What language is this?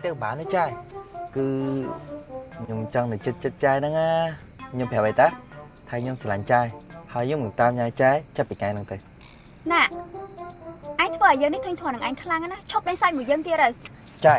Vietnamese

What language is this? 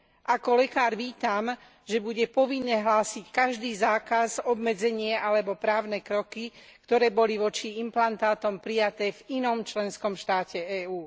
Slovak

